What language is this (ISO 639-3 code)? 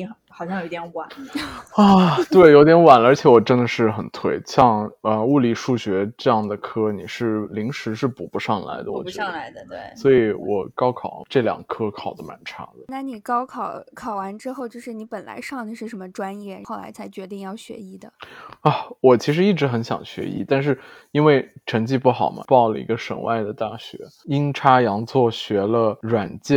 zho